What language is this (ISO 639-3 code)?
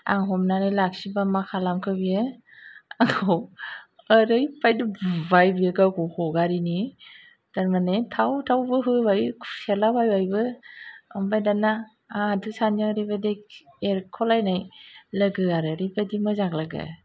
brx